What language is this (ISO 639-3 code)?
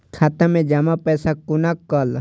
mai